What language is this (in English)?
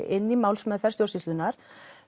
Icelandic